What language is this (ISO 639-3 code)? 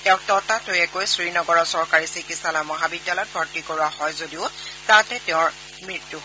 asm